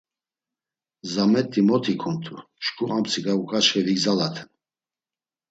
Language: Laz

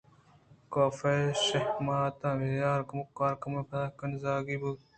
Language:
Eastern Balochi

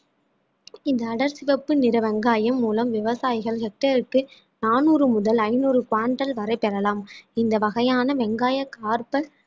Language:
Tamil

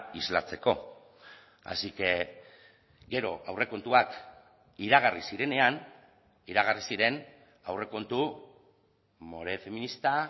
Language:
Basque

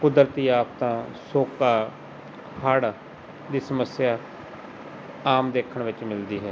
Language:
Punjabi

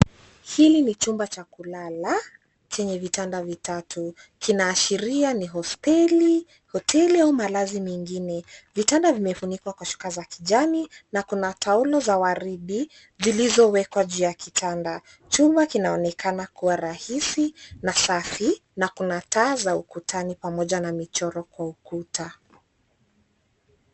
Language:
Swahili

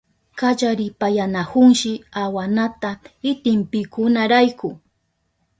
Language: Southern Pastaza Quechua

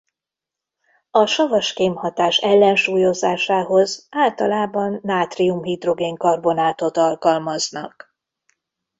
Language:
Hungarian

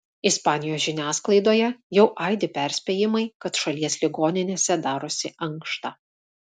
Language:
Lithuanian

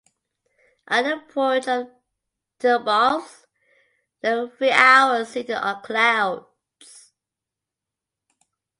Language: English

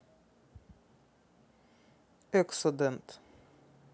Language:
Russian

